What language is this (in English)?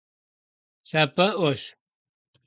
Kabardian